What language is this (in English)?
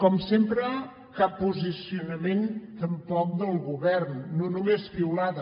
Catalan